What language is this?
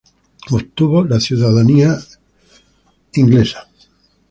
Spanish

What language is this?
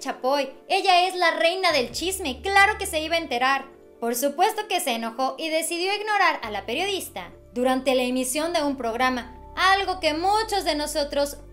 Spanish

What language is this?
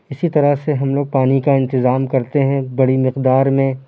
Urdu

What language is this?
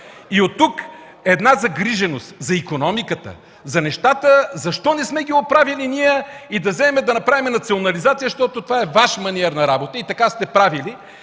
Bulgarian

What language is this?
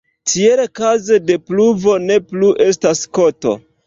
Esperanto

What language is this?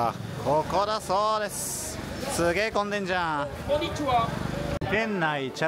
Japanese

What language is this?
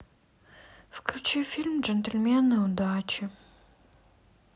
Russian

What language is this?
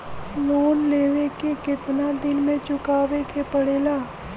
Bhojpuri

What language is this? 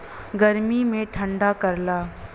Bhojpuri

